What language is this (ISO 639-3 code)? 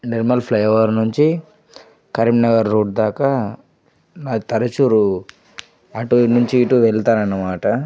tel